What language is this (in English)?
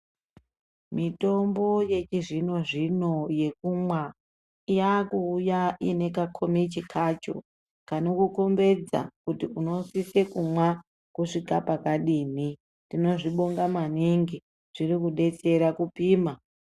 Ndau